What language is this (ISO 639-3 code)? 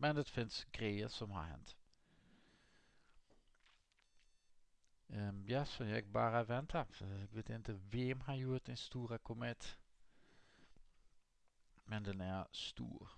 nld